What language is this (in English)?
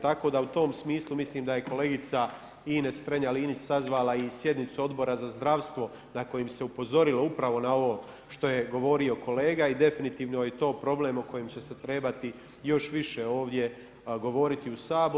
Croatian